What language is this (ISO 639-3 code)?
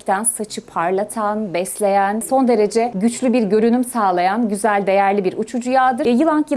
tur